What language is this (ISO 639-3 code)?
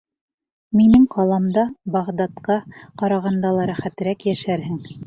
bak